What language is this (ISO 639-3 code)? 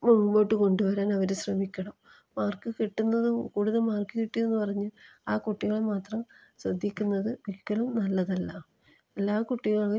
mal